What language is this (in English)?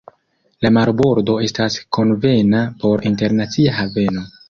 Esperanto